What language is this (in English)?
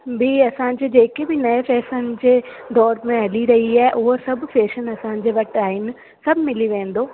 Sindhi